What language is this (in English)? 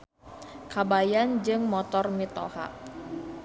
Sundanese